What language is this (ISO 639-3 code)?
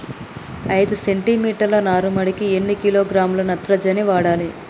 tel